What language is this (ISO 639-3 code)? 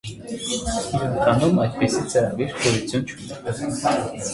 hye